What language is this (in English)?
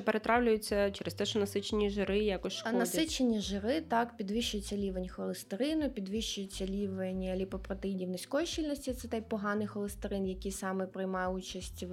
Ukrainian